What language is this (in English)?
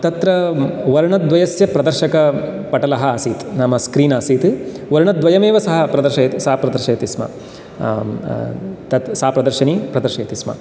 Sanskrit